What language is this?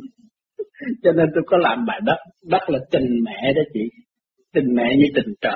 Vietnamese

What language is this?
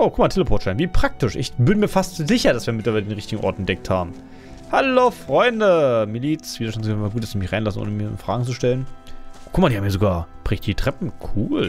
German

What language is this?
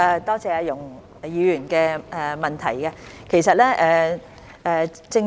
Cantonese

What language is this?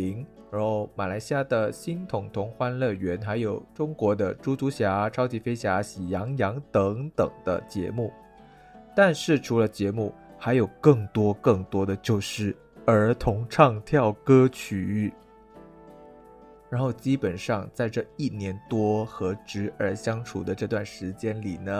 Chinese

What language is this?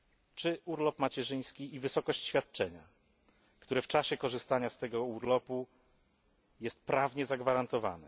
Polish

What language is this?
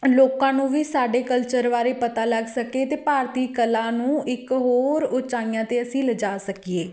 Punjabi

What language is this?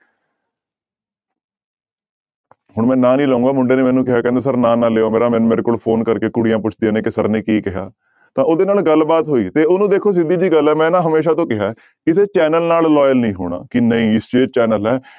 Punjabi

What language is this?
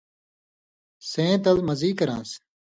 Indus Kohistani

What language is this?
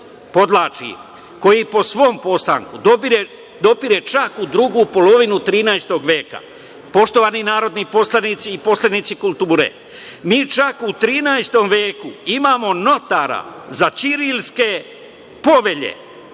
Serbian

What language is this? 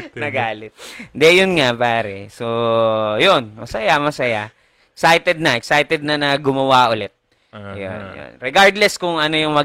Filipino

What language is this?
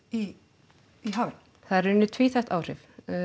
Icelandic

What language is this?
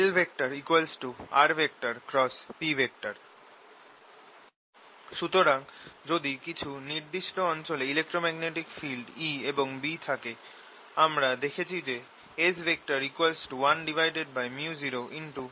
Bangla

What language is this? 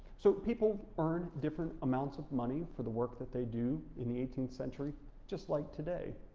English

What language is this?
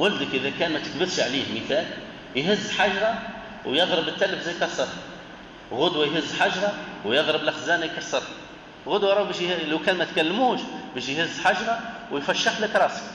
Arabic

